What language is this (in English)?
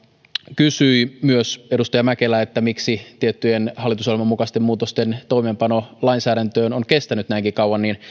Finnish